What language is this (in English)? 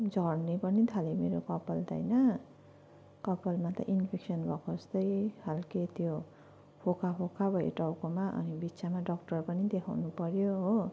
Nepali